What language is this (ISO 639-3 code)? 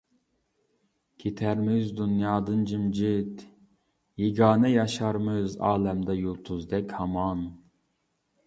uig